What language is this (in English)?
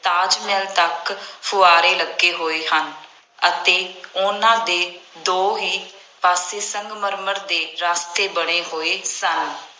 Punjabi